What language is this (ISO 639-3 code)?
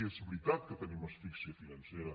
cat